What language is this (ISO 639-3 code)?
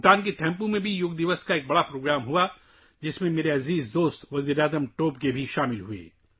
urd